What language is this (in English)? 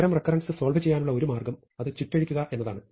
Malayalam